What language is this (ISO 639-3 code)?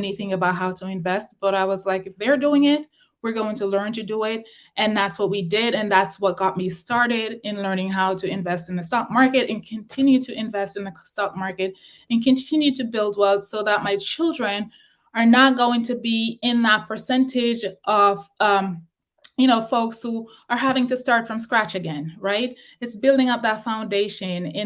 eng